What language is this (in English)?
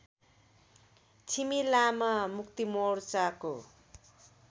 Nepali